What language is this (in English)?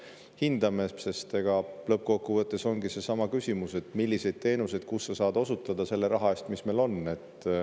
Estonian